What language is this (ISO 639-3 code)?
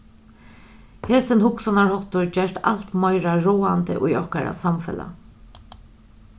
fao